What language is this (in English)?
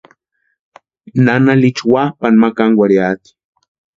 Western Highland Purepecha